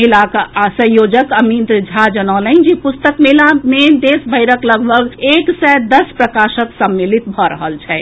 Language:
Maithili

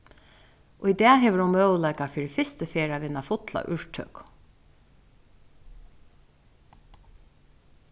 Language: Faroese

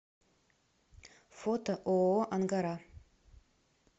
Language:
Russian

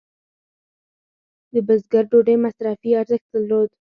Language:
Pashto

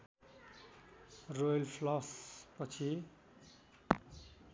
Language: Nepali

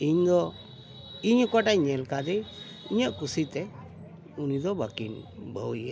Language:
Santali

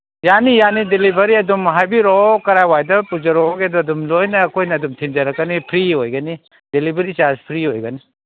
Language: Manipuri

